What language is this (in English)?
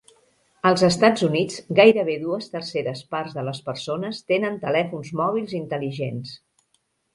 Catalan